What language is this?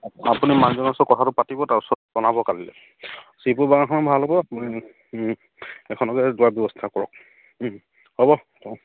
Assamese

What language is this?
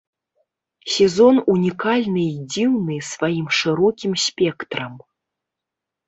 Belarusian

